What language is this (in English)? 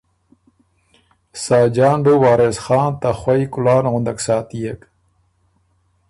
Ormuri